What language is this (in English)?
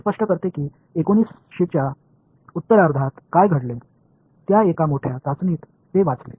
Marathi